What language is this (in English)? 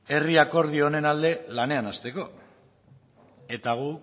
Basque